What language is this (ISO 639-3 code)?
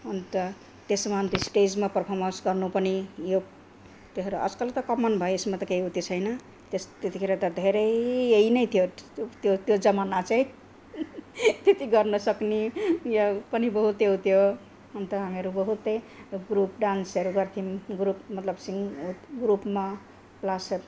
nep